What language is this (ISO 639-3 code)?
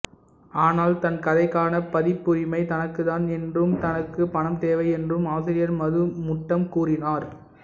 tam